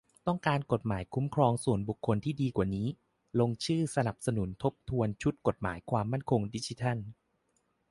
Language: Thai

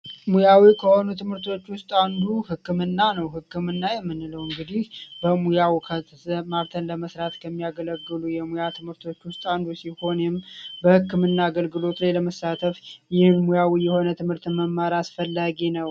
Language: Amharic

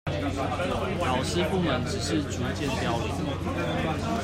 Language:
Chinese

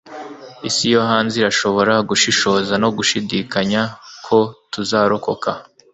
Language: Kinyarwanda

